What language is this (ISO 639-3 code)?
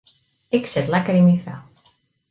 fry